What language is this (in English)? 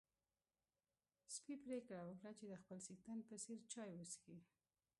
Pashto